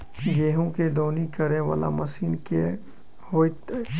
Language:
Maithili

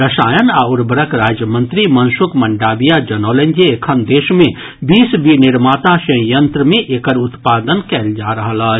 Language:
Maithili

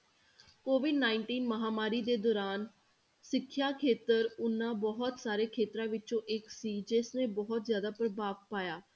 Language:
Punjabi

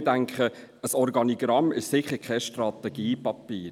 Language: Swiss German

